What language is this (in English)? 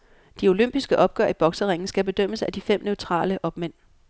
Danish